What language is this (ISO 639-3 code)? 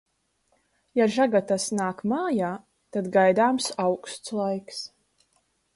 lav